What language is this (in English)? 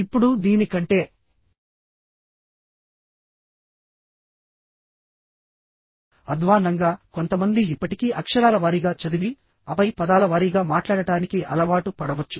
Telugu